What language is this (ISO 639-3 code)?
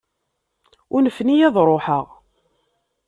kab